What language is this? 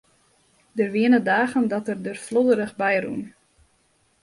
Western Frisian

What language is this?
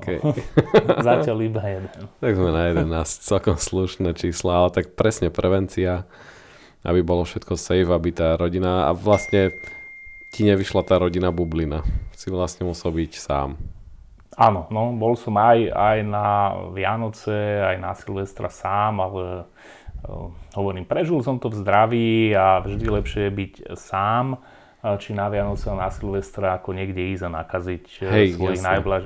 Slovak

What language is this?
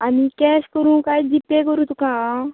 Konkani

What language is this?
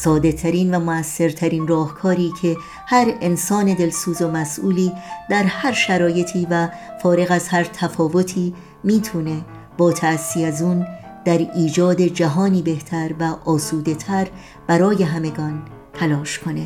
Persian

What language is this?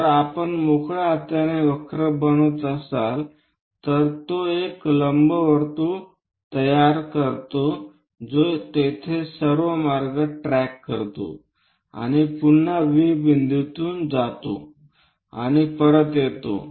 Marathi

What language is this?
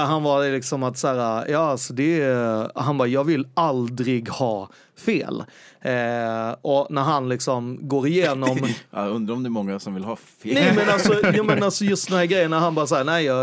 Swedish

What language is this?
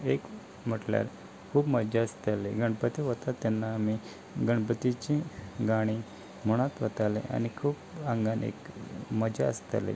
Konkani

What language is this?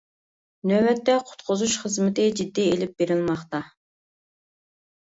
Uyghur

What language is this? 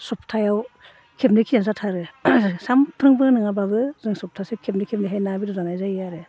Bodo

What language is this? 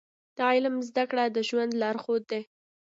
Pashto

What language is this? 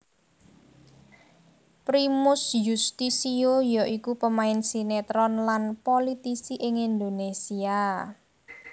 Javanese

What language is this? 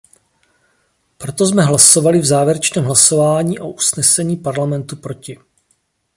Czech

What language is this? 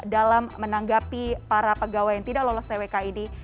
Indonesian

